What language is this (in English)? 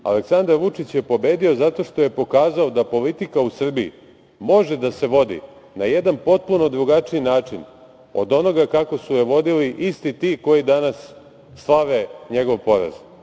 Serbian